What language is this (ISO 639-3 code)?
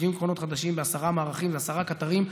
heb